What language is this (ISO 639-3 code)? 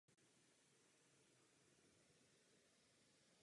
ces